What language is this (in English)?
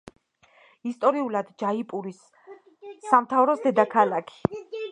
Georgian